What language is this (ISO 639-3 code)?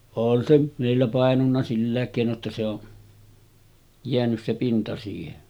fin